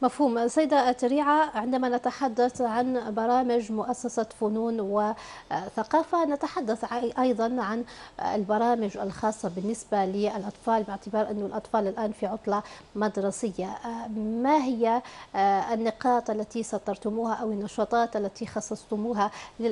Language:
Arabic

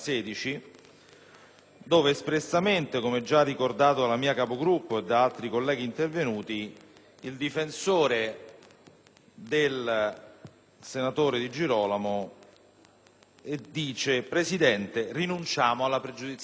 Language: Italian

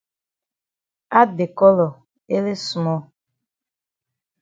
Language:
Cameroon Pidgin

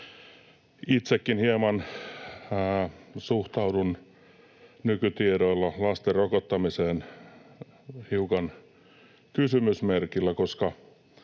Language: Finnish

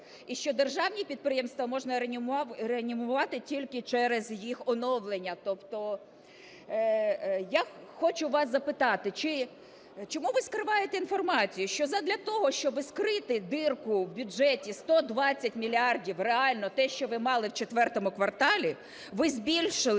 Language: Ukrainian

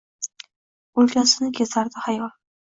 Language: Uzbek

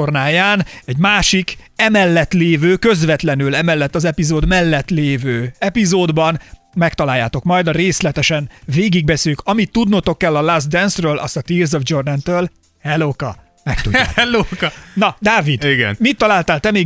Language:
Hungarian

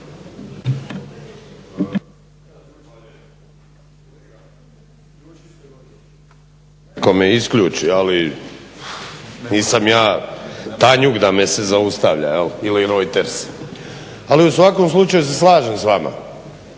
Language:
Croatian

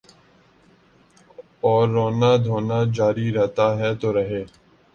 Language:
Urdu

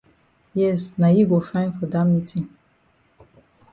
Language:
Cameroon Pidgin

